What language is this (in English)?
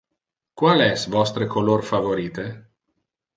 Interlingua